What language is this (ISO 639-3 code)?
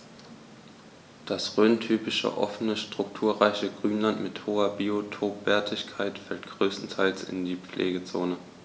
deu